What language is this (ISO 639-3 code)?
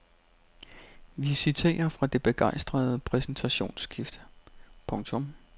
dan